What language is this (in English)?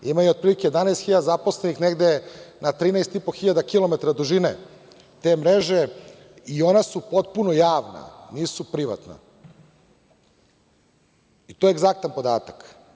Serbian